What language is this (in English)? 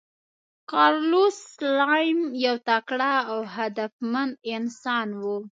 Pashto